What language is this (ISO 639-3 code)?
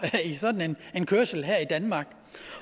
dan